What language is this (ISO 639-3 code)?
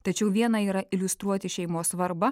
lit